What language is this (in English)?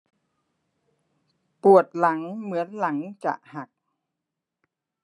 Thai